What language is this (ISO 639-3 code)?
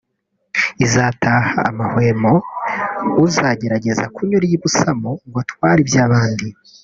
kin